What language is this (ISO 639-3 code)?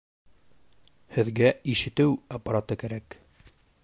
bak